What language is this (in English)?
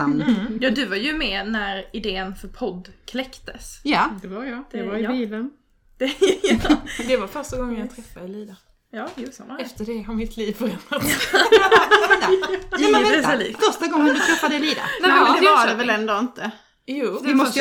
Swedish